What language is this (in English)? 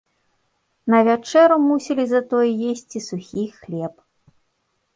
Belarusian